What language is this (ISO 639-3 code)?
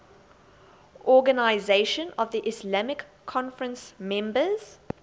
eng